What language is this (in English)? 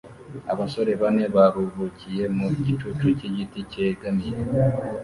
Kinyarwanda